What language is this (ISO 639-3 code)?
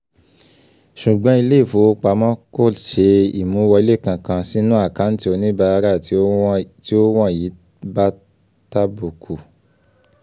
yor